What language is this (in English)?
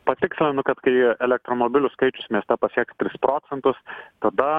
Lithuanian